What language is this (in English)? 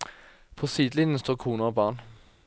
Norwegian